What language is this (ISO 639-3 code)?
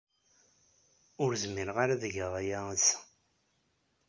kab